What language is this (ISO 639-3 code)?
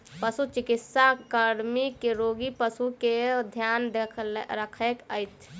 mai